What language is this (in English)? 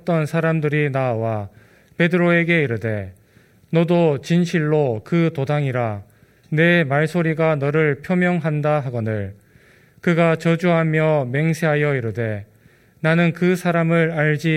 Korean